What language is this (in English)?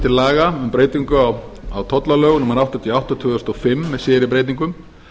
Icelandic